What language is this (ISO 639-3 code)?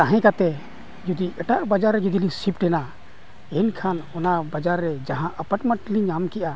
sat